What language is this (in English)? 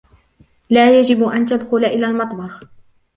Arabic